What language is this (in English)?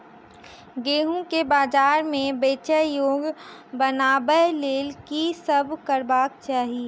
Maithili